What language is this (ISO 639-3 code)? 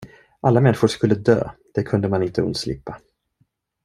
swe